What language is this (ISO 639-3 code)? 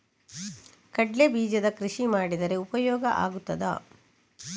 kan